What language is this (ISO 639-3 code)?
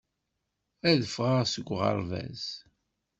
kab